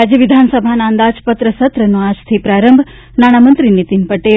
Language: Gujarati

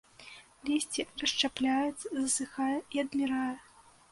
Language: Belarusian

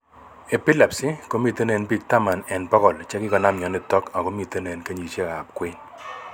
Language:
Kalenjin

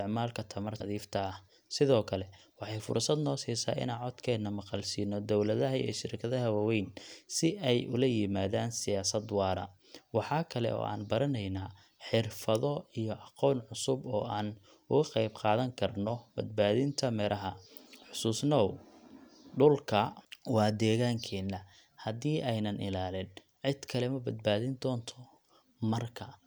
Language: Somali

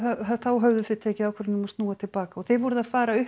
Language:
Icelandic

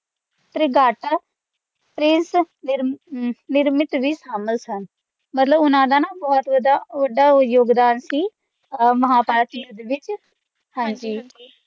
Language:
Punjabi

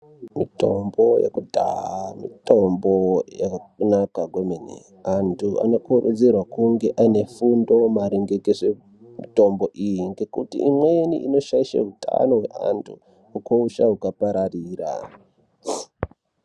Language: Ndau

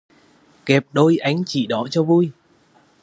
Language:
Vietnamese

